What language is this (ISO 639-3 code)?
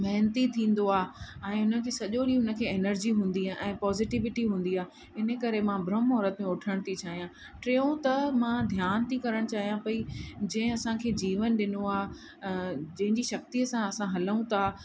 snd